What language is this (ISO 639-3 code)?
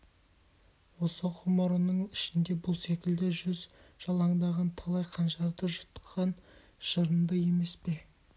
kaz